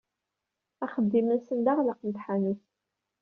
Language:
Kabyle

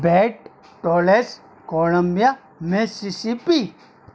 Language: Sindhi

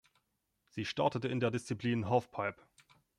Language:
German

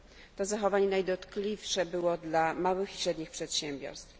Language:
Polish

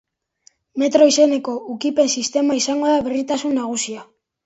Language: Basque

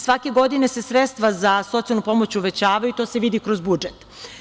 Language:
Serbian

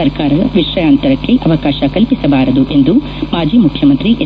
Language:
Kannada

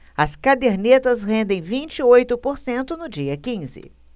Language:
Portuguese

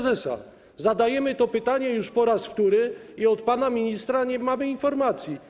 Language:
Polish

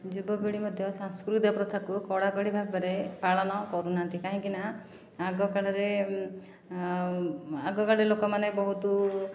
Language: Odia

